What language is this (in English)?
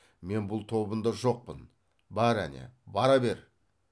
Kazakh